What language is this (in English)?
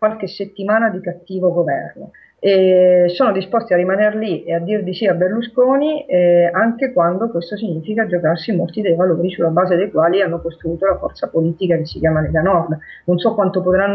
Italian